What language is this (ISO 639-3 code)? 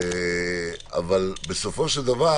heb